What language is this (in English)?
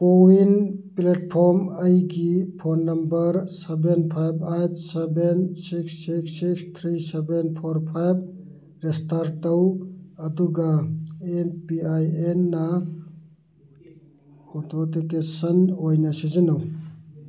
Manipuri